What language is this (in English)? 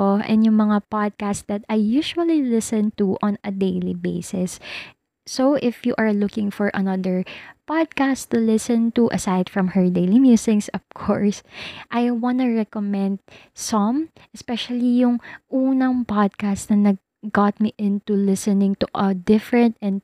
Filipino